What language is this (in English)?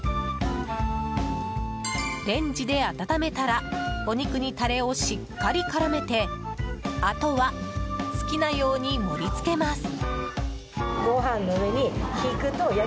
Japanese